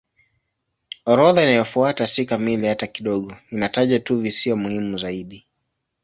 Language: Swahili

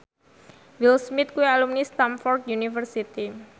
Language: Javanese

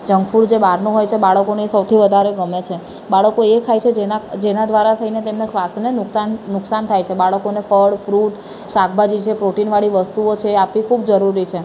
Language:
Gujarati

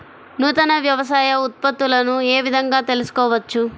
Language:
Telugu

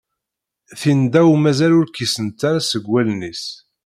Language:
Kabyle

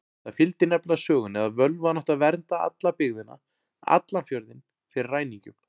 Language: Icelandic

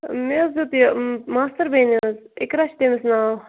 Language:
Kashmiri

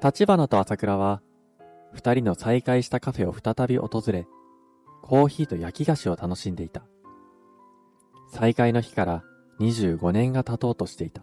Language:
Japanese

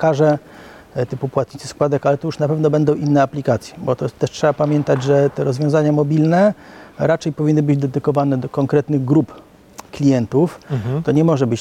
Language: Polish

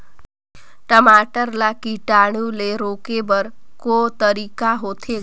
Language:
Chhattisgarhi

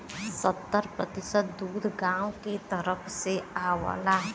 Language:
Bhojpuri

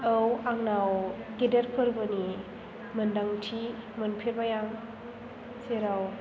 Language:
Bodo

